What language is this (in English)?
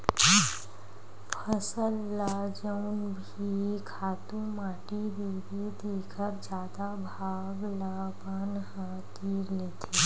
Chhattisgarhi